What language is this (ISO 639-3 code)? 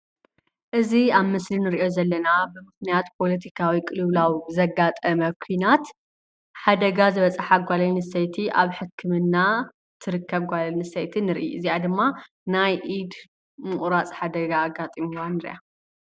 tir